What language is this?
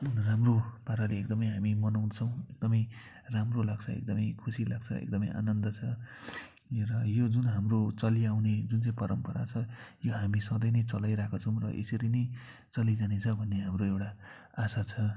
Nepali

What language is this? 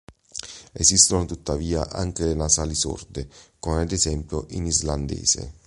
Italian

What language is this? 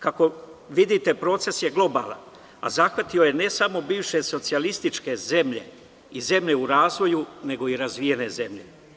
Serbian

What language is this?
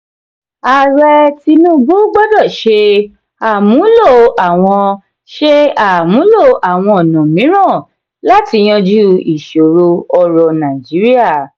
Yoruba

